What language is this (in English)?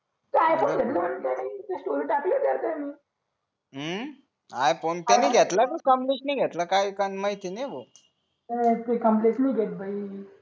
Marathi